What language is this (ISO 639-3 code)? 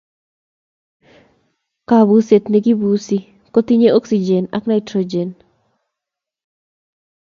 kln